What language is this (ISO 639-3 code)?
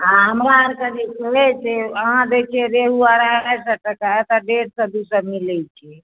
mai